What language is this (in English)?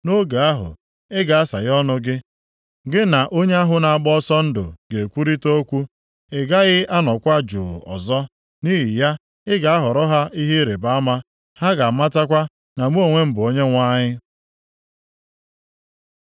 Igbo